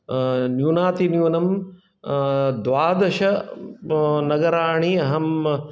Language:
Sanskrit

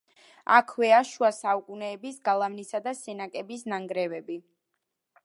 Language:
Georgian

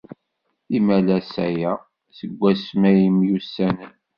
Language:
Kabyle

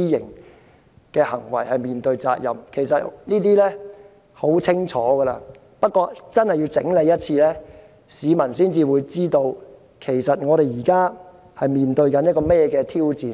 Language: Cantonese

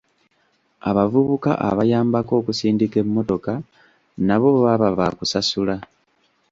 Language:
Ganda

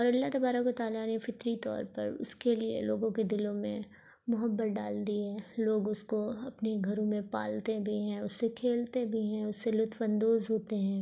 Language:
Urdu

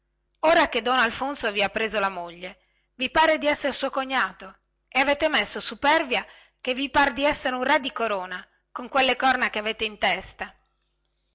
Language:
Italian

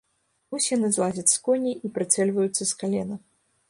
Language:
Belarusian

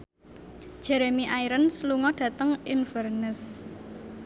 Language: Javanese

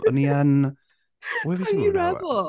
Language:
Welsh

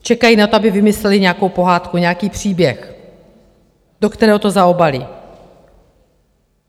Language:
Czech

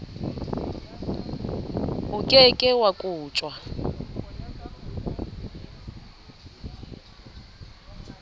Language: Southern Sotho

